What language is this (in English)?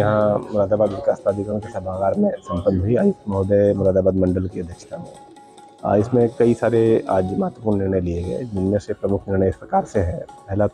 Hindi